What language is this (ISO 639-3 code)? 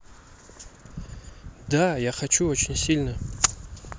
rus